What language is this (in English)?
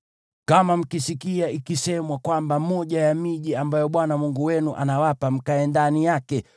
Swahili